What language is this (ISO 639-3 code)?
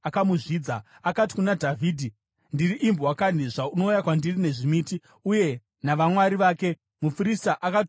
sna